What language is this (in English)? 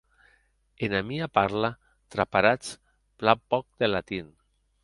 Occitan